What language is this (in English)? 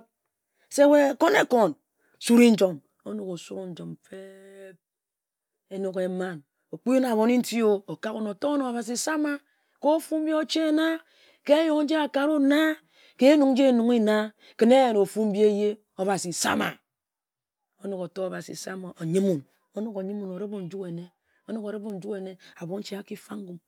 Ejagham